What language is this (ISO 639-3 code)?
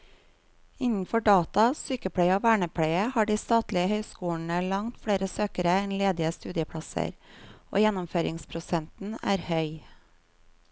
nor